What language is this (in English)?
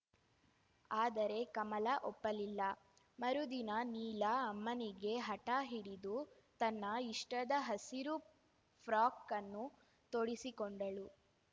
Kannada